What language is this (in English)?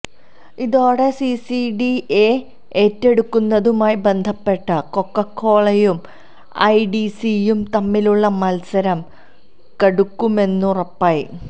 Malayalam